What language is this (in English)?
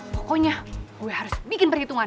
Indonesian